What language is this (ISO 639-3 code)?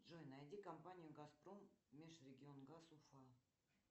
rus